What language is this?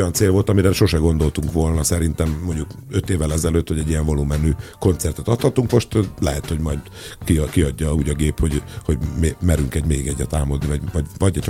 Hungarian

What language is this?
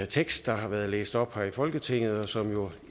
Danish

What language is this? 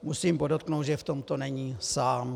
Czech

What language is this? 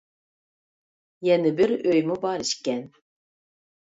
Uyghur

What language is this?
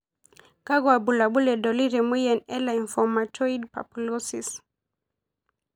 Masai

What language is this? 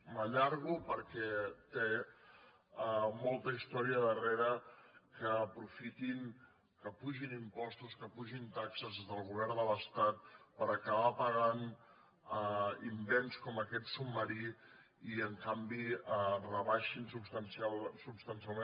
Catalan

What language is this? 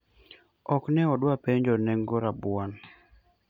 Luo (Kenya and Tanzania)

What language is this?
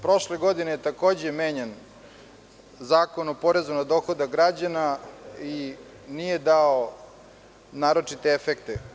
Serbian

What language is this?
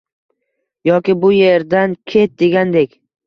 Uzbek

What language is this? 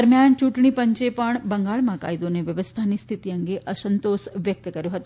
Gujarati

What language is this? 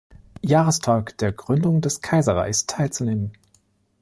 German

